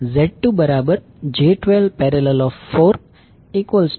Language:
Gujarati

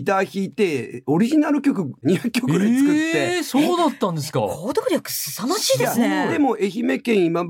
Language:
Japanese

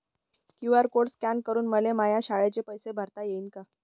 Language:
Marathi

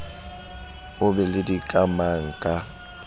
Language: Southern Sotho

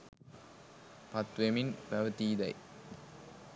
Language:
Sinhala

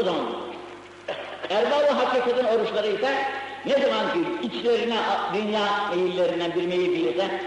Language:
Turkish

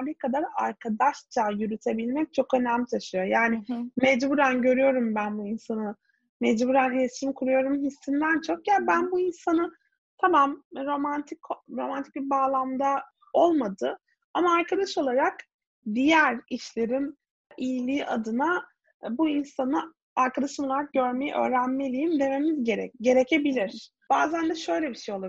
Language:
Turkish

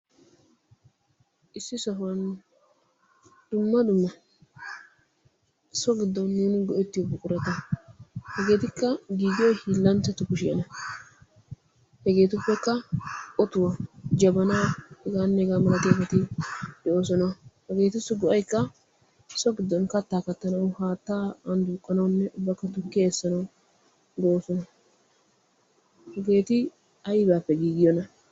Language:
Wolaytta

